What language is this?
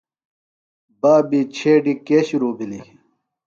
Phalura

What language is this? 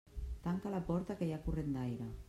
Catalan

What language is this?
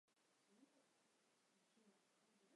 Chinese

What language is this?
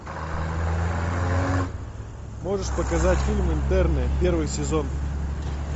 Russian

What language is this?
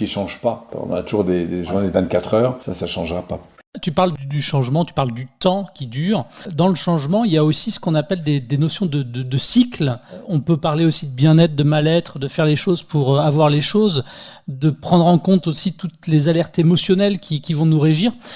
French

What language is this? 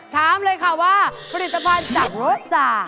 Thai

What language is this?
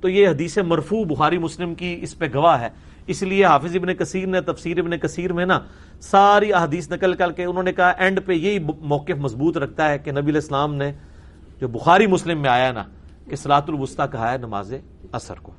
Urdu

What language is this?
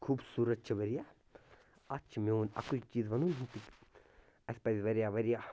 Kashmiri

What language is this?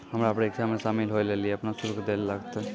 Maithili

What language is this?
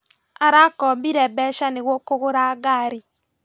Kikuyu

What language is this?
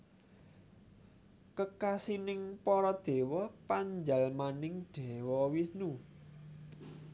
Javanese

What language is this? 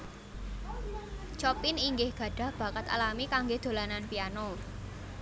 Javanese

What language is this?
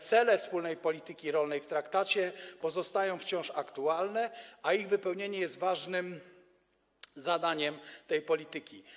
Polish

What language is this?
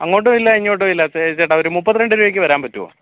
Malayalam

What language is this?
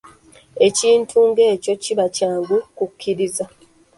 Ganda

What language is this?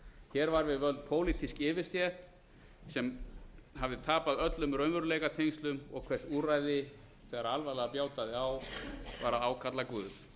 Icelandic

